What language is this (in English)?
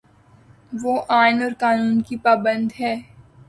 Urdu